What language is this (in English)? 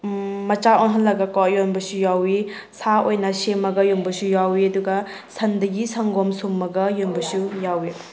Manipuri